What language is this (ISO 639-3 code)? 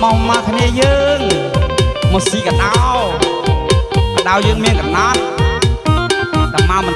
ind